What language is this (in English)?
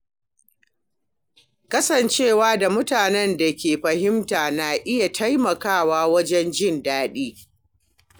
Hausa